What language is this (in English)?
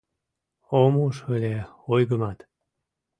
Mari